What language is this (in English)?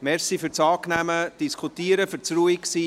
Swiss German